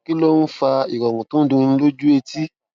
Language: Yoruba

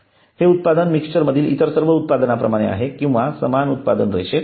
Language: Marathi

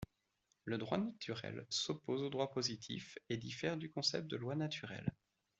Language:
French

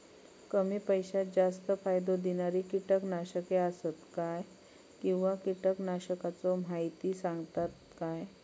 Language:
Marathi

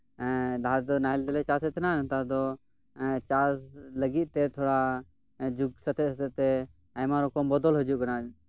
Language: Santali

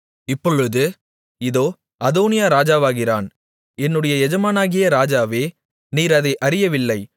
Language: Tamil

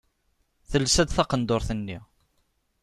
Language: Kabyle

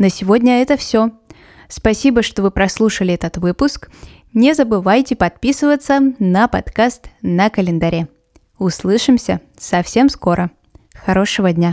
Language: Russian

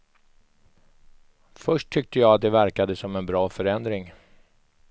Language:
Swedish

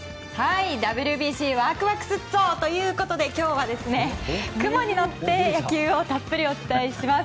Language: Japanese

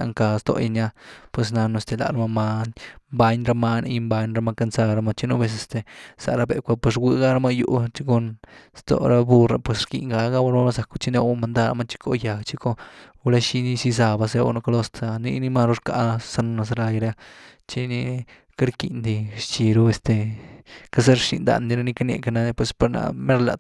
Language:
Güilá Zapotec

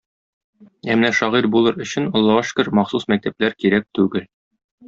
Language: Tatar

